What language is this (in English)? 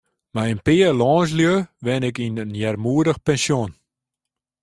Western Frisian